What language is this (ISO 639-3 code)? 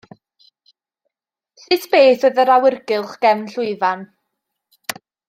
cym